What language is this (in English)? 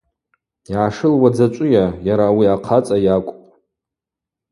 Abaza